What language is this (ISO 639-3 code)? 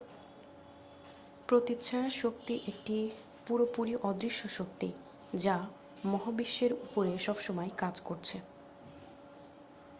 ben